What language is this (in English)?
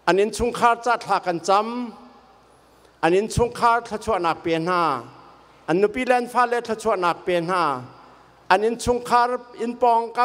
Thai